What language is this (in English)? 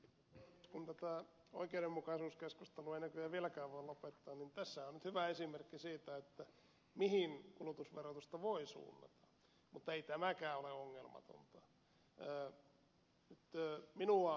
Finnish